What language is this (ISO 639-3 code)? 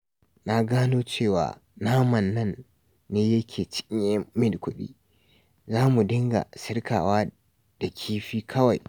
hau